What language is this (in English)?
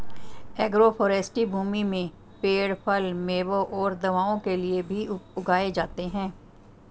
Hindi